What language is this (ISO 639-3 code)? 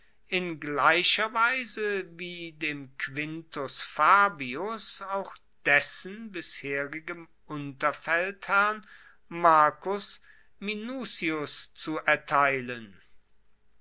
deu